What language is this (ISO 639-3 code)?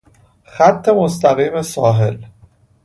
fas